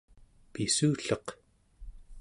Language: Central Yupik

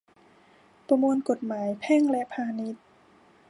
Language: Thai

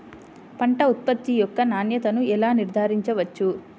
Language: Telugu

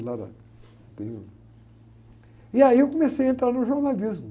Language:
Portuguese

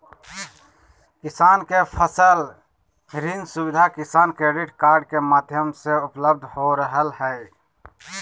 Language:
Magahi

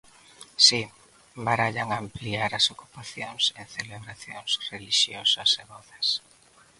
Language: Galician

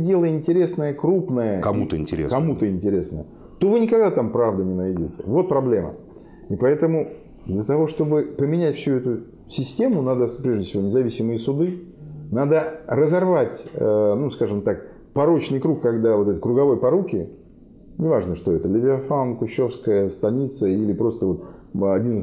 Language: Russian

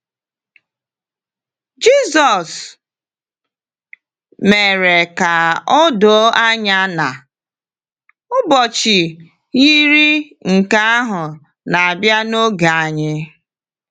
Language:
Igbo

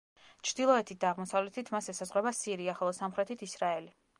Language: Georgian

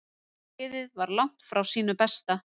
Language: Icelandic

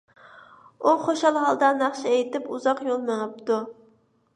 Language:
Uyghur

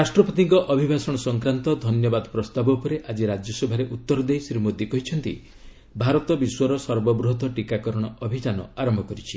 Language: Odia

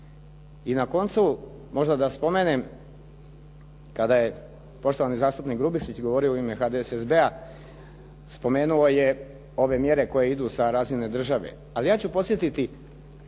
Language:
Croatian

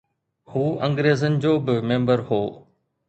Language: Sindhi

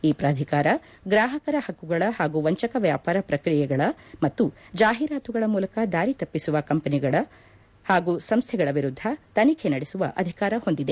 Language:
Kannada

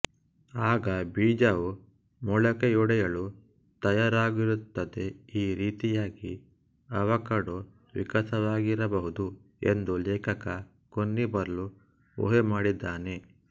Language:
Kannada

